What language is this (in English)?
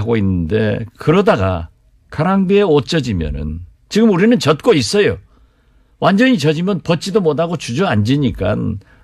Korean